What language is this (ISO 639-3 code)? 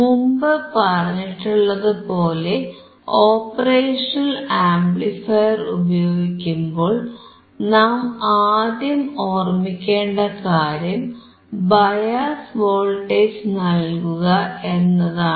mal